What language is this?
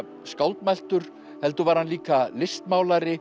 Icelandic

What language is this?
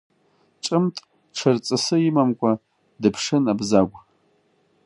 Abkhazian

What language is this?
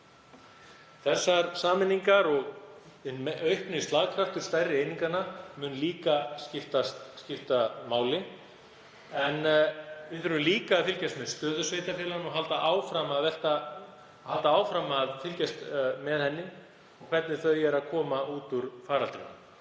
Icelandic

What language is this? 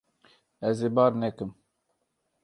Kurdish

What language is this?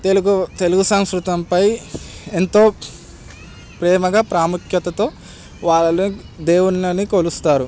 Telugu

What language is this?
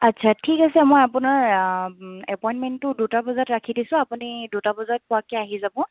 Assamese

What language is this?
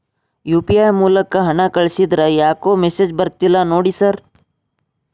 Kannada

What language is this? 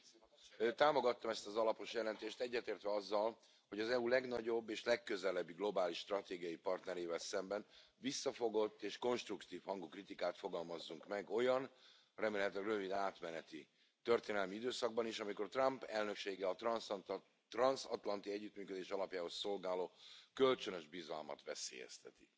Hungarian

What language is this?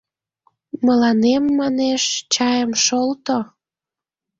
Mari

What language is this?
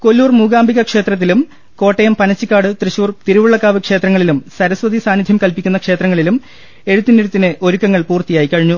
Malayalam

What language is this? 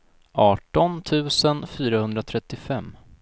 Swedish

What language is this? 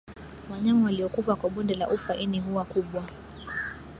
Swahili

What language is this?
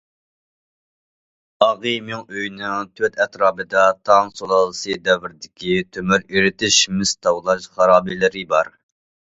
Uyghur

